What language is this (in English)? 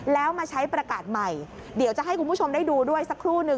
Thai